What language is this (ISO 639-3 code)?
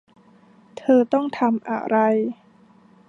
tha